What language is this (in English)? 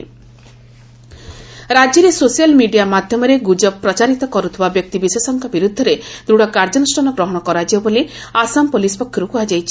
Odia